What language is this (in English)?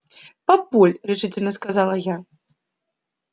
Russian